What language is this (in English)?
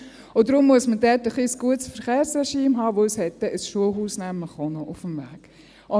Swiss German